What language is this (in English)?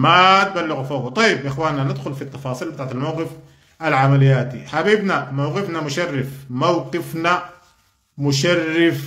Arabic